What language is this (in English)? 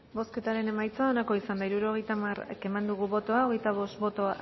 Basque